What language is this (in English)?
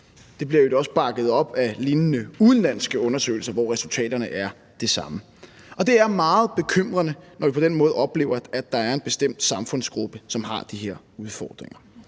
Danish